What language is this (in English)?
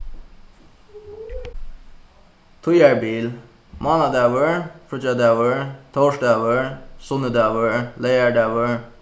Faroese